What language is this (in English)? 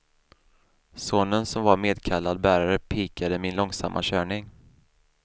Swedish